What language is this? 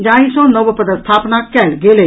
Maithili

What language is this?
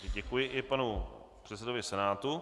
Czech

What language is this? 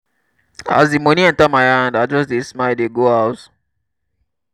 Nigerian Pidgin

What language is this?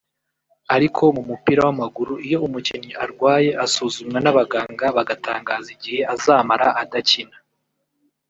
Kinyarwanda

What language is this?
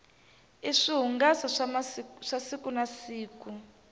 Tsonga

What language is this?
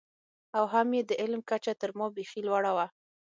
Pashto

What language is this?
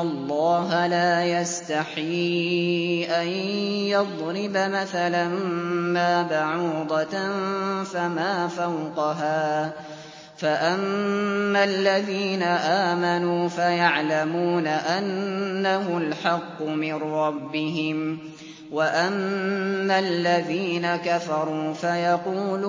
Arabic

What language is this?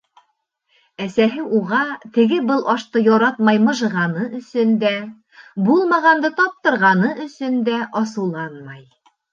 Bashkir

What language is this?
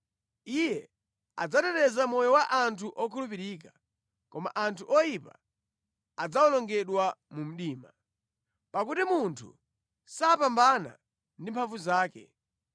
Nyanja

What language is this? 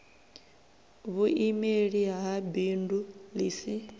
Venda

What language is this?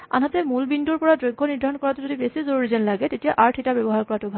Assamese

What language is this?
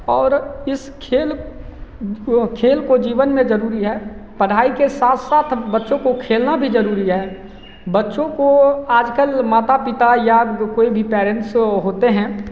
Hindi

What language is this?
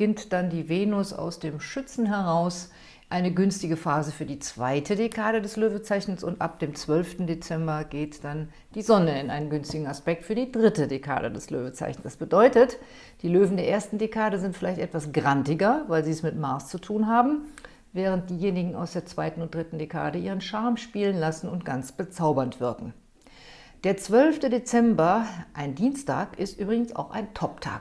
German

